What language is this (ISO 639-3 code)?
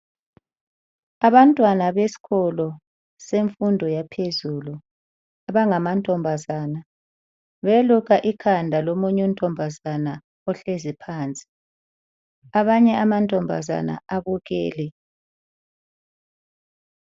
nde